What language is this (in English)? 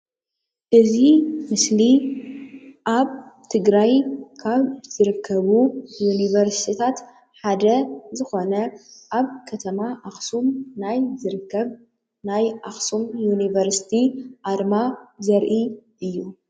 Tigrinya